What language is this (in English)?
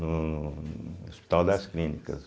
Portuguese